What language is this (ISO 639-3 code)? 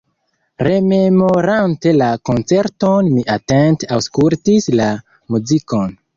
epo